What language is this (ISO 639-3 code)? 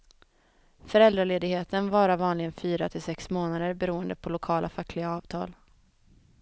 swe